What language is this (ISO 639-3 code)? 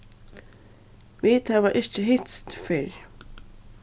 fao